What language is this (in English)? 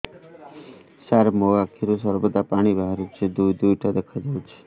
Odia